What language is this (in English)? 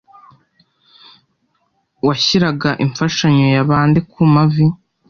Kinyarwanda